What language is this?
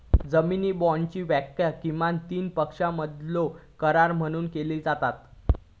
Marathi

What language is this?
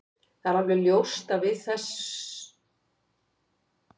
Icelandic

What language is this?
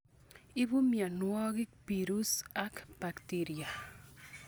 Kalenjin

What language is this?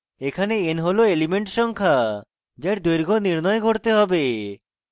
Bangla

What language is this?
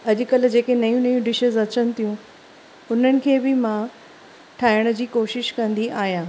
Sindhi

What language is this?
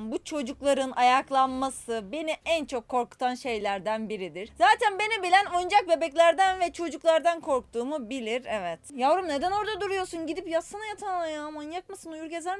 Turkish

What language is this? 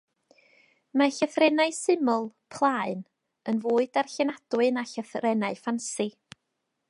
Welsh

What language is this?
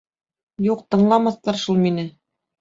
Bashkir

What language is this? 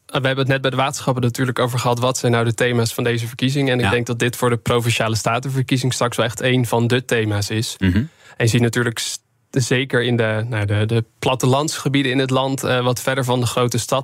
Dutch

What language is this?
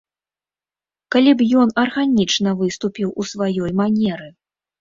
Belarusian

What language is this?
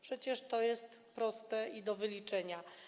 Polish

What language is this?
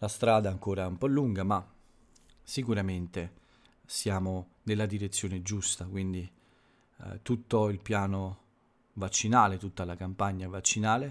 Italian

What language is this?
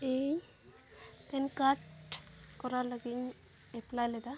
Santali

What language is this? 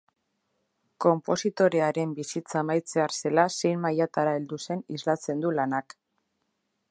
Basque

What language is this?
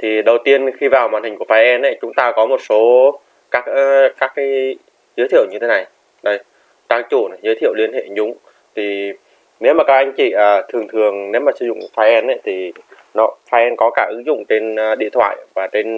Vietnamese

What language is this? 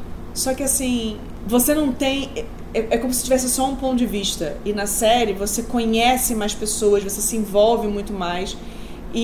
Portuguese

